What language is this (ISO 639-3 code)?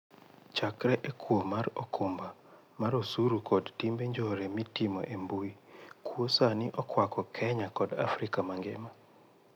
luo